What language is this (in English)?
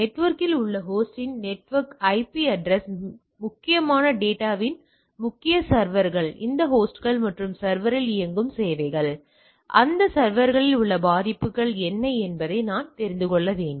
Tamil